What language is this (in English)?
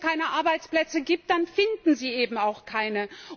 German